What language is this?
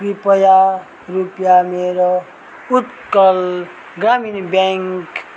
Nepali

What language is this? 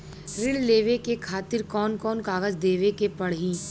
Bhojpuri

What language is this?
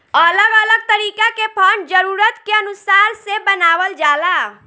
Bhojpuri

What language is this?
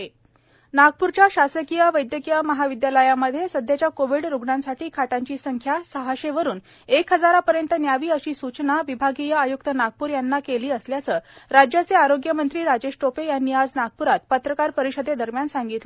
Marathi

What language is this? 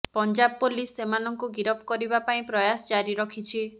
Odia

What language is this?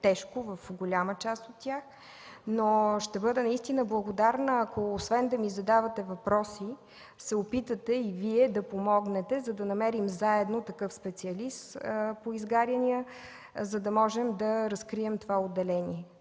Bulgarian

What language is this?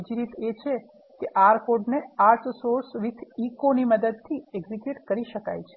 Gujarati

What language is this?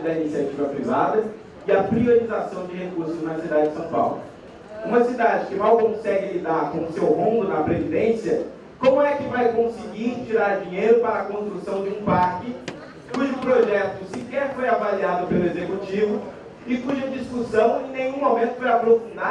Portuguese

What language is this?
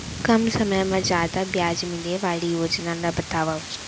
Chhattisgarhi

